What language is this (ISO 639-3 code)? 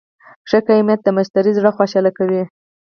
pus